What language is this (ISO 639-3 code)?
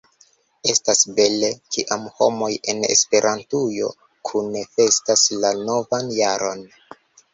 epo